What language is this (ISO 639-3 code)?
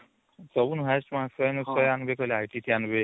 ori